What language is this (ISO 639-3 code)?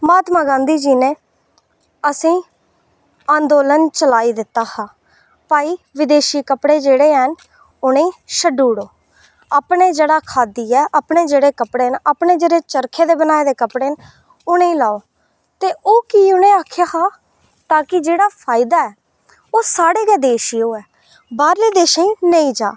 doi